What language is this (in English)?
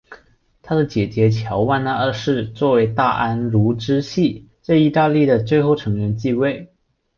Chinese